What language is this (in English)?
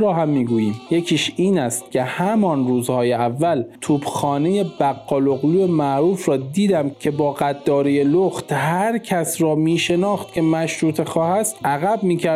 Persian